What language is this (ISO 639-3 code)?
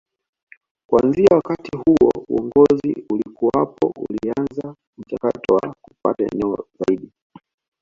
swa